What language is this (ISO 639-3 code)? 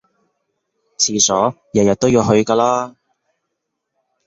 yue